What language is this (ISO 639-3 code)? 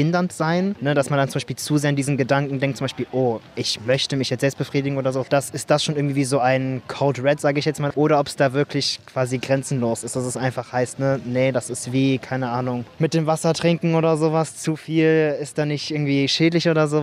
deu